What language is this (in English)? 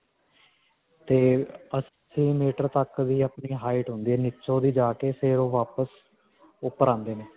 Punjabi